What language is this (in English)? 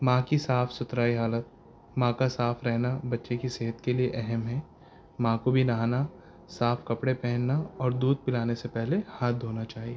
Urdu